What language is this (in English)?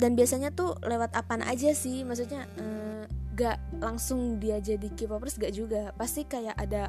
Indonesian